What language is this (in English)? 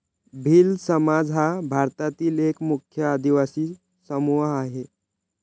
Marathi